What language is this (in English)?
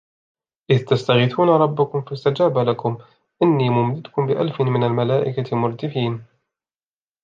Arabic